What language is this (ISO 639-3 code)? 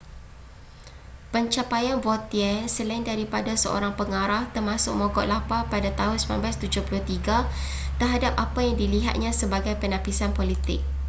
msa